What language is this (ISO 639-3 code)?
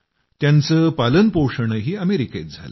mar